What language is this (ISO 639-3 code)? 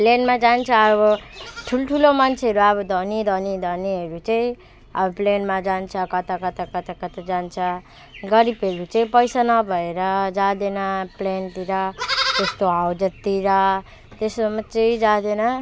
nep